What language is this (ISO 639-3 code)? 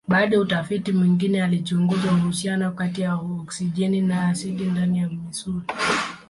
swa